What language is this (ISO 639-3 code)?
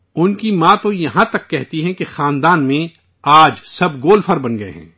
urd